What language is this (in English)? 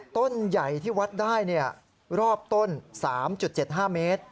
Thai